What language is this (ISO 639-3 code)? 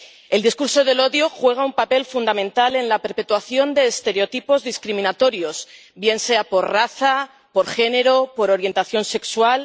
spa